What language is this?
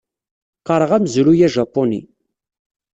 Kabyle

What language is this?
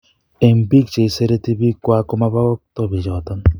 Kalenjin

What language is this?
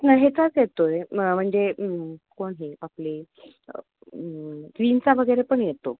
Marathi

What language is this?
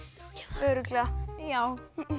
Icelandic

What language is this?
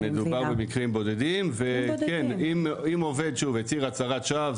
Hebrew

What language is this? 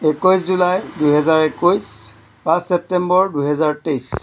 Assamese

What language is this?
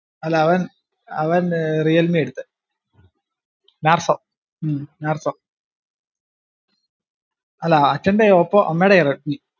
Malayalam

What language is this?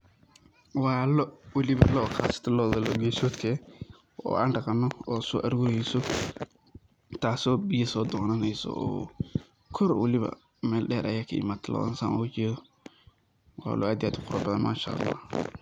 Somali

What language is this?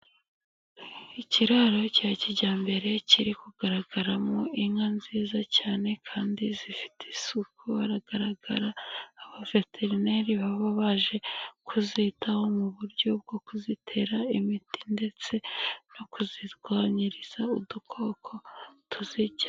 Kinyarwanda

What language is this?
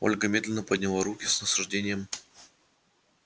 Russian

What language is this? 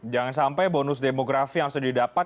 Indonesian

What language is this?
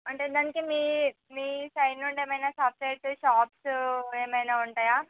Telugu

